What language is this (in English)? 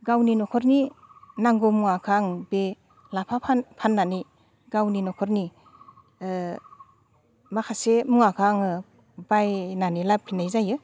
Bodo